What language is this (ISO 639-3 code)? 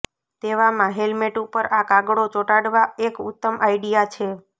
guj